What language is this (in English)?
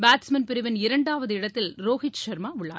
Tamil